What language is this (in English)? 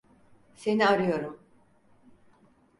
Turkish